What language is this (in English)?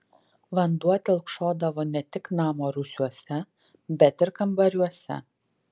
Lithuanian